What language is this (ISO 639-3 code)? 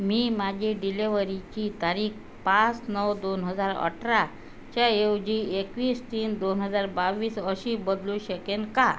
mar